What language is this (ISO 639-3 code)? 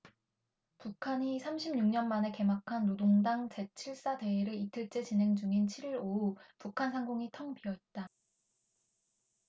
kor